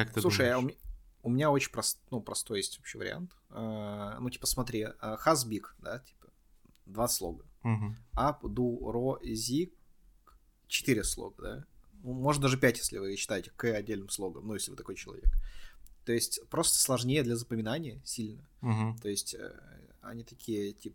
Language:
Russian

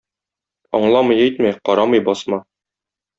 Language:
Tatar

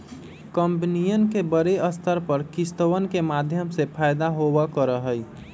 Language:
Magahi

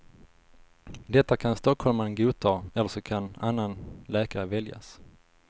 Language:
Swedish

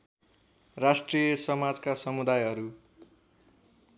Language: Nepali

